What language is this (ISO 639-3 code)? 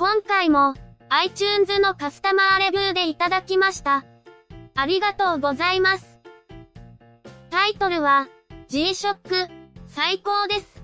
jpn